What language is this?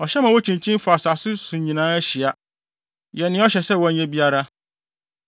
Akan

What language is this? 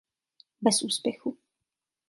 Czech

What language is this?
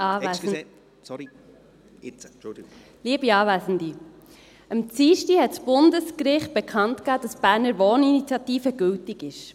Swiss German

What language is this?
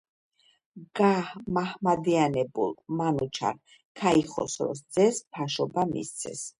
Georgian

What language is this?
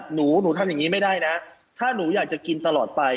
Thai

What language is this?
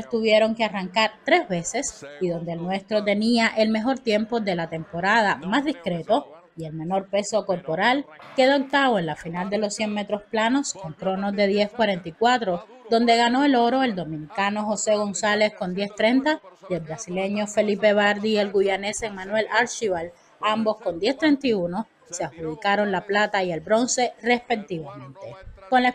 Spanish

